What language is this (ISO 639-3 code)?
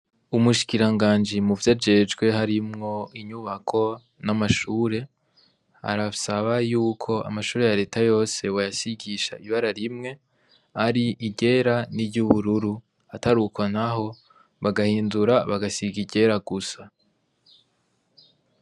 run